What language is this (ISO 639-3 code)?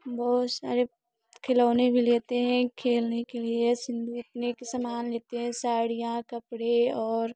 hin